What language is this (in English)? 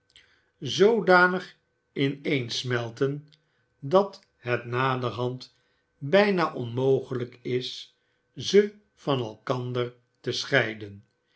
Dutch